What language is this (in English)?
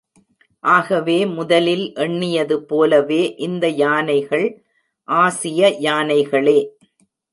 Tamil